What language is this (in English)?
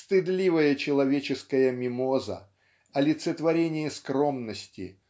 Russian